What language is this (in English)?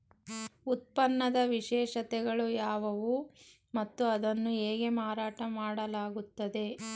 Kannada